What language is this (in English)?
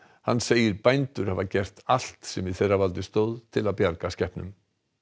Icelandic